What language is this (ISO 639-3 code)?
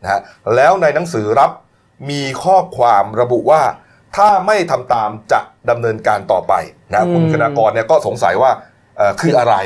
tha